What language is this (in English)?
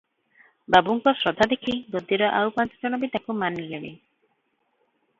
Odia